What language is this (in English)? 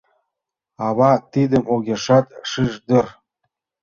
Mari